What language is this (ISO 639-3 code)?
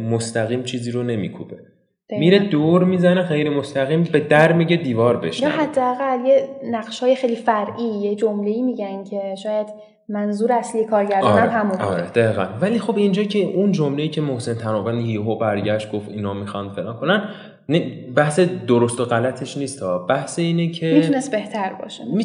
fas